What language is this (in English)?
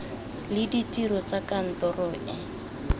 Tswana